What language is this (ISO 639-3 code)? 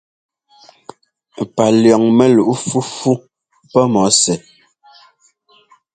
jgo